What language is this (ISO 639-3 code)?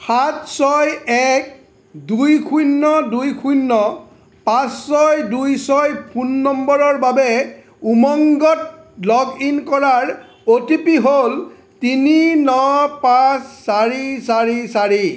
asm